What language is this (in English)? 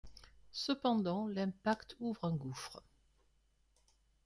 French